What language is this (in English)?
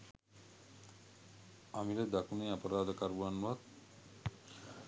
Sinhala